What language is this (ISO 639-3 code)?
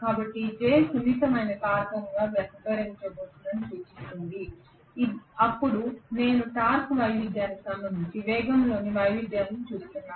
tel